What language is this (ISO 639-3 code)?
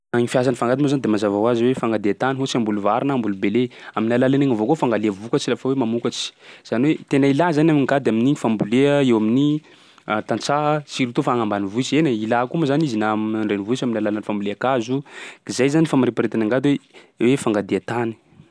skg